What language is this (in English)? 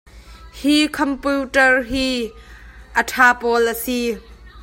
Hakha Chin